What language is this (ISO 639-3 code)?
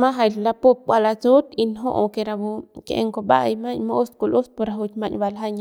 pbs